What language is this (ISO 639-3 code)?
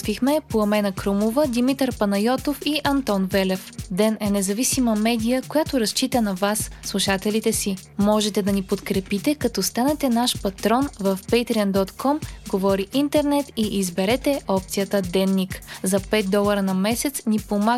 bul